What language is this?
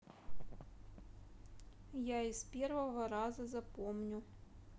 Russian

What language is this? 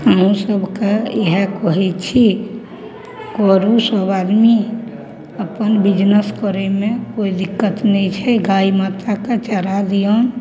Maithili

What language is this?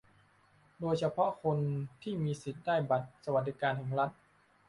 Thai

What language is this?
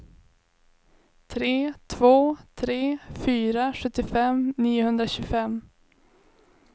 Swedish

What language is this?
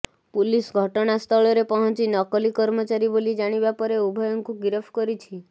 Odia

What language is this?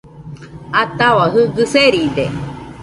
Nüpode Huitoto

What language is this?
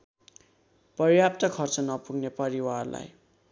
Nepali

